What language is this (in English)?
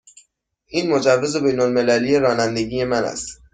Persian